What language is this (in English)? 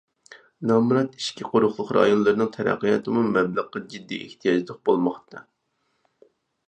Uyghur